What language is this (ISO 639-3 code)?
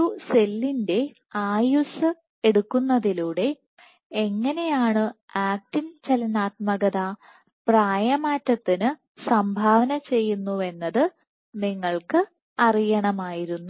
mal